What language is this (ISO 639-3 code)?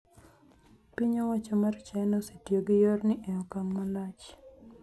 luo